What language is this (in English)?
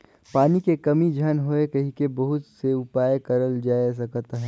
Chhattisgarhi